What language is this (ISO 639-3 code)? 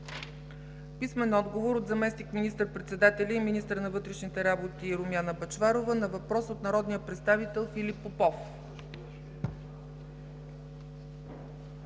bul